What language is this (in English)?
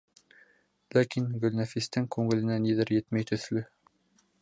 Bashkir